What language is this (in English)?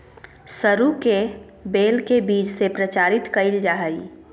Magahi